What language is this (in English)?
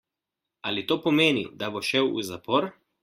Slovenian